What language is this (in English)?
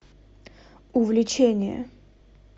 Russian